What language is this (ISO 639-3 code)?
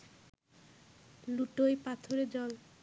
ben